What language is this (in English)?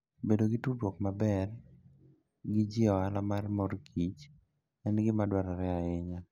Luo (Kenya and Tanzania)